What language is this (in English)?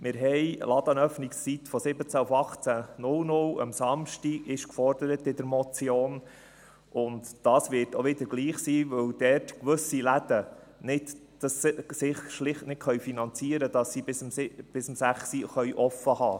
Swiss German